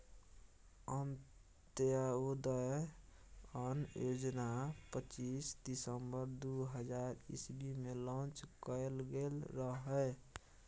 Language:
Maithili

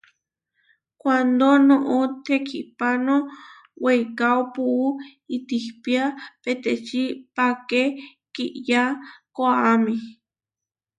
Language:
Huarijio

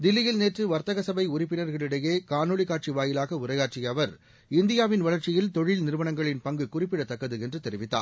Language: Tamil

